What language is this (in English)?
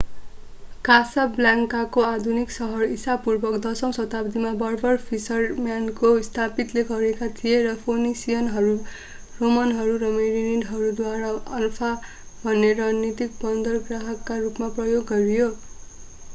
Nepali